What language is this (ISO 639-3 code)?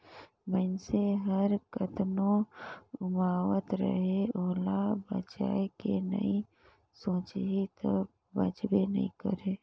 hne